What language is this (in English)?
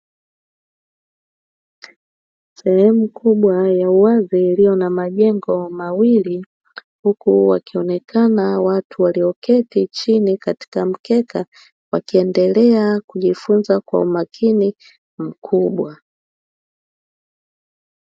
Swahili